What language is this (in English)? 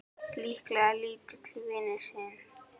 Icelandic